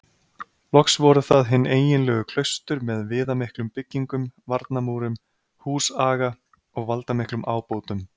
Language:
Icelandic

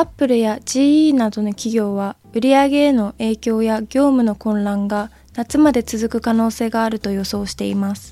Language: Japanese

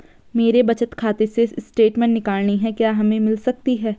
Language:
Hindi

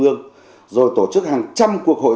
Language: Vietnamese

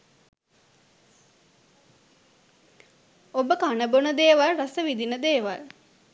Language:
Sinhala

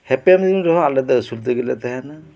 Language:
Santali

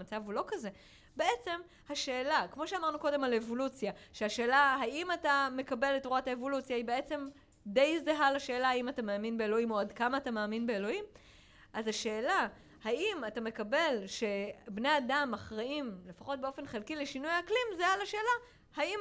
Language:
Hebrew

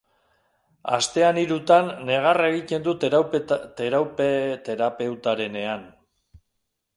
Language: Basque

